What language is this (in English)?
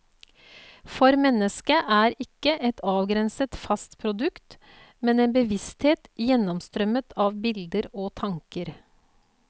Norwegian